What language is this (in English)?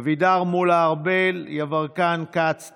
Hebrew